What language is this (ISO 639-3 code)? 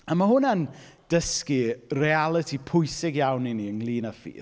cym